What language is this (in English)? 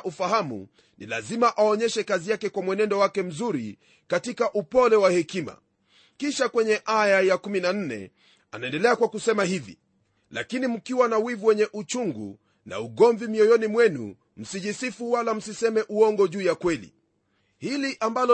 Swahili